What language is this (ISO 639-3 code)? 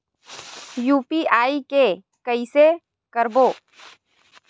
hne